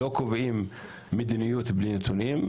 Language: Hebrew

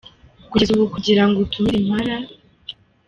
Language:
Kinyarwanda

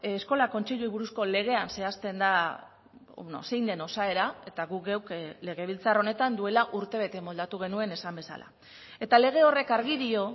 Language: Basque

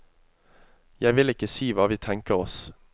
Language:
Norwegian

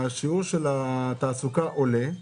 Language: Hebrew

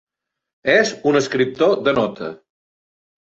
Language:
Catalan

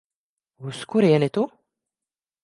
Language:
Latvian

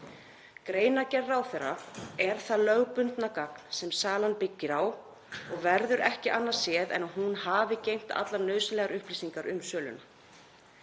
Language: Icelandic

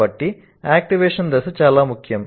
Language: Telugu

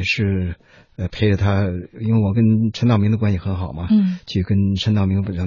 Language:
Chinese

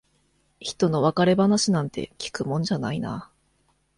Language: Japanese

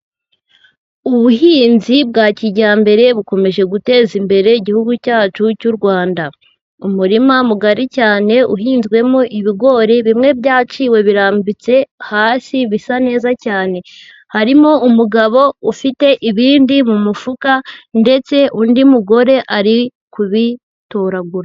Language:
Kinyarwanda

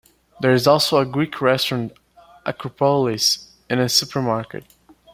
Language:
English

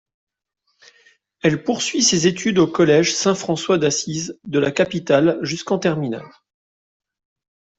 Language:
French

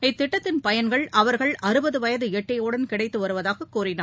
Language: Tamil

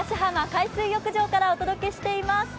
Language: Japanese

